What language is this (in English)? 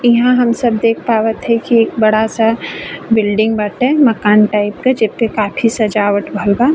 Bhojpuri